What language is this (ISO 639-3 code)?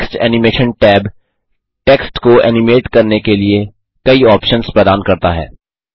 hin